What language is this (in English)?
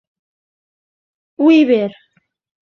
Catalan